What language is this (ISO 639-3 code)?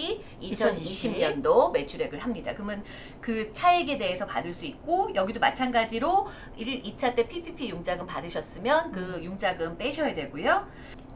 kor